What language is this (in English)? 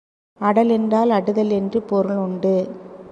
Tamil